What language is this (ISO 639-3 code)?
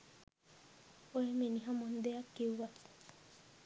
sin